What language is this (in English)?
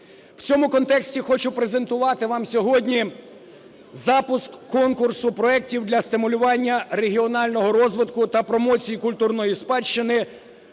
Ukrainian